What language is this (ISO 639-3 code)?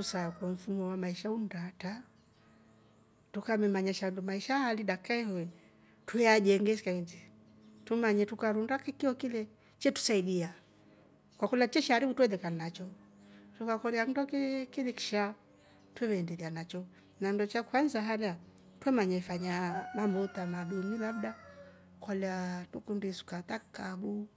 rof